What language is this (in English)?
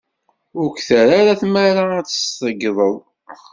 Kabyle